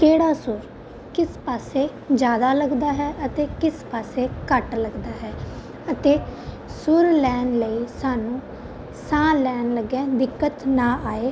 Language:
Punjabi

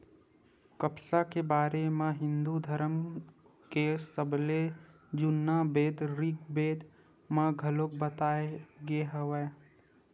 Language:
Chhattisgarhi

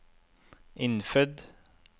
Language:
Norwegian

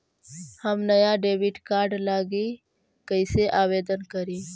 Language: Magahi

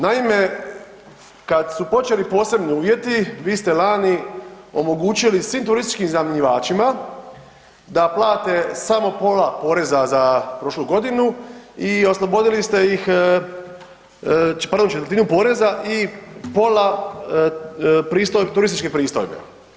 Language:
Croatian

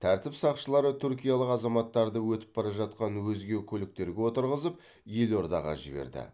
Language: Kazakh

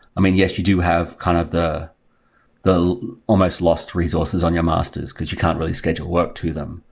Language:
English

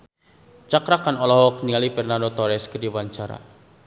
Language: Sundanese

